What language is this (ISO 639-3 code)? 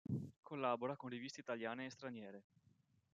ita